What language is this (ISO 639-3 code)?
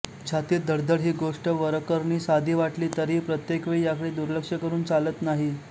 mar